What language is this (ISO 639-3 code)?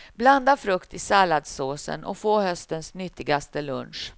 swe